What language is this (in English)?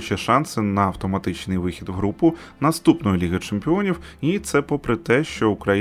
Ukrainian